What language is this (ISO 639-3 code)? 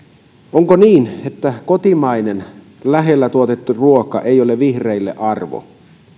fin